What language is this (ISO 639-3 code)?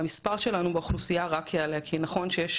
heb